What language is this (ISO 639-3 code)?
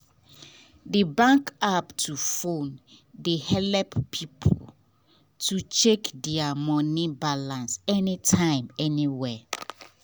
pcm